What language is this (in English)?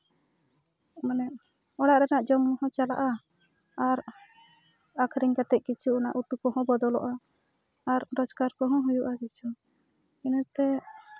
Santali